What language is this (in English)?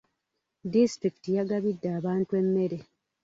Ganda